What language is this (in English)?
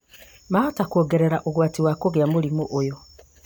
Kikuyu